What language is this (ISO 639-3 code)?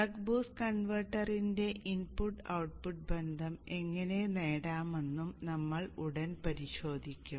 mal